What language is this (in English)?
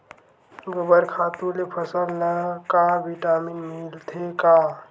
Chhattisgarhi